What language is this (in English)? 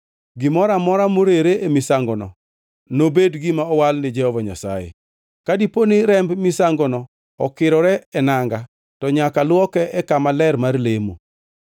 Luo (Kenya and Tanzania)